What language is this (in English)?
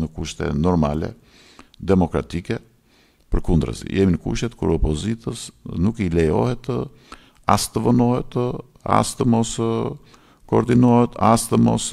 Romanian